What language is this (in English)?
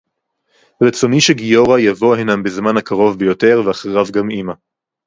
Hebrew